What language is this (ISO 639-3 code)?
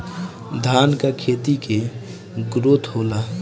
bho